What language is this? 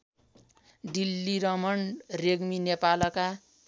Nepali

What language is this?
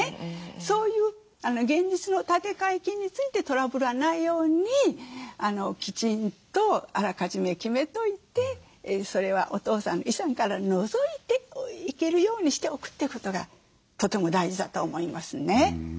Japanese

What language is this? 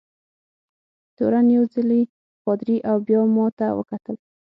Pashto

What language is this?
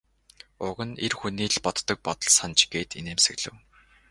Mongolian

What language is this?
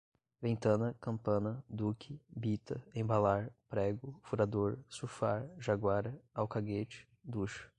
Portuguese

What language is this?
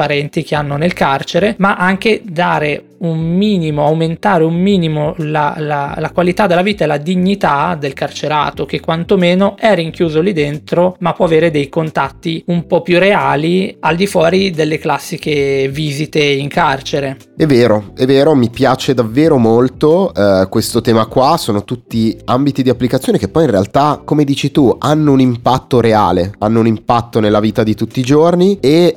Italian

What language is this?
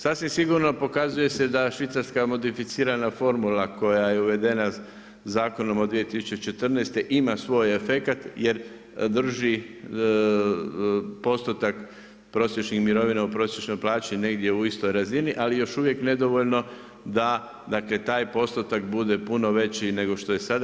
Croatian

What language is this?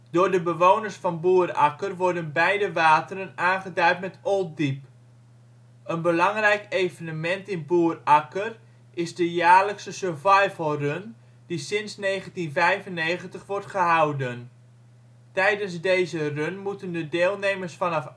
Dutch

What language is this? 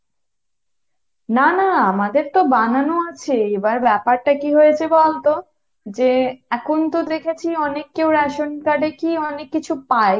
Bangla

